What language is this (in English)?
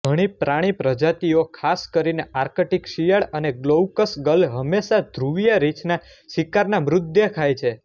Gujarati